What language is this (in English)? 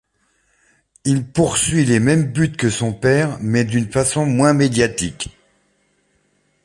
French